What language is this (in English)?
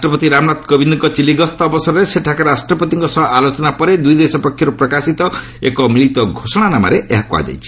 Odia